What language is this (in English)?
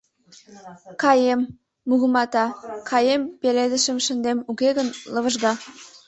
Mari